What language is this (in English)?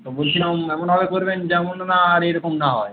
Bangla